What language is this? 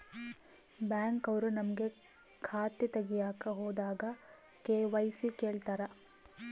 Kannada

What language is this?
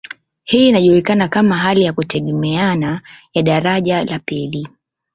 Swahili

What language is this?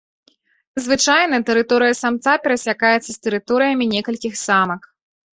Belarusian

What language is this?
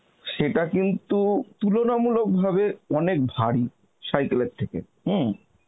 Bangla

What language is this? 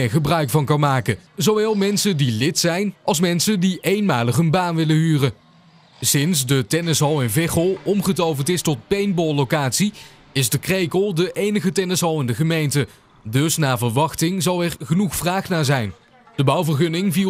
Dutch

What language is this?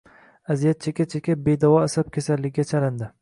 Uzbek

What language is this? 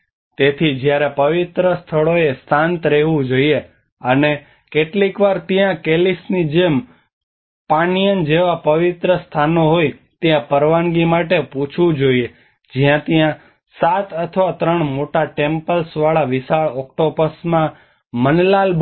Gujarati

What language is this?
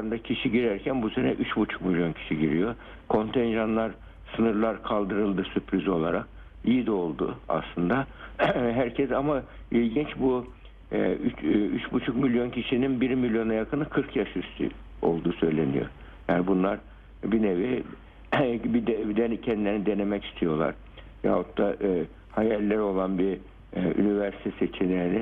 Turkish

